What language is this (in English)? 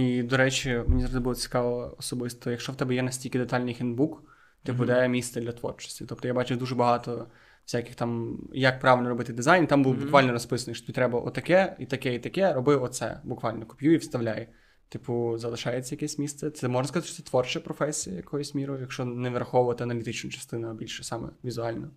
Ukrainian